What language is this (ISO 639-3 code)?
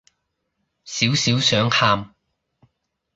yue